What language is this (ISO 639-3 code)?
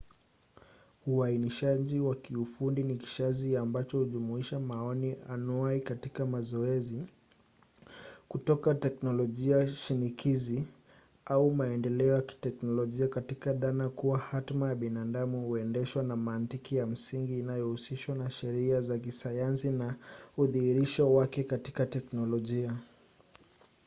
swa